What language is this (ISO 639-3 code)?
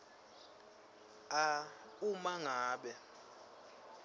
ssw